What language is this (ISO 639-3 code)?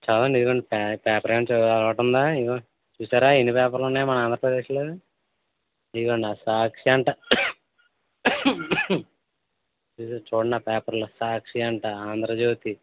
tel